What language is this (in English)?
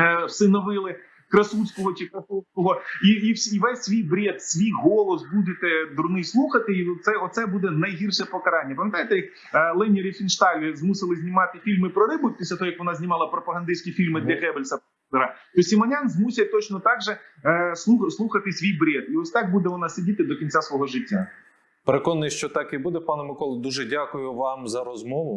Ukrainian